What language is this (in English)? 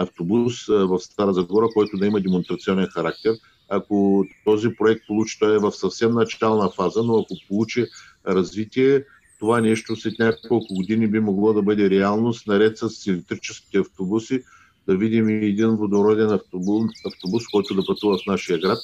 Bulgarian